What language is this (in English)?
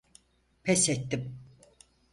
Turkish